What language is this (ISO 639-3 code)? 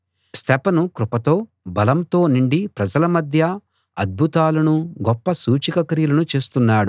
tel